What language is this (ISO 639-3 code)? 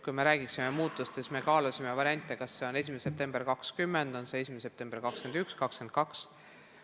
est